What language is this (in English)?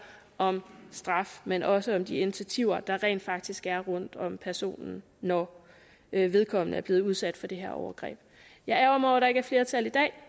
Danish